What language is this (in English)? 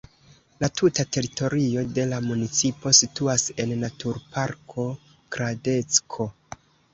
Esperanto